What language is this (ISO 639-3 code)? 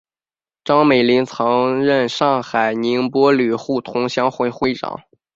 zho